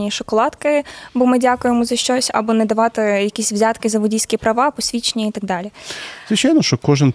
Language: Ukrainian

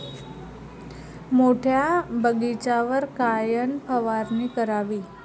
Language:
Marathi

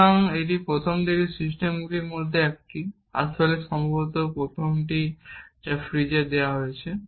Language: Bangla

